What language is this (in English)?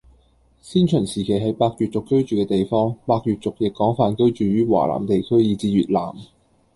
Cantonese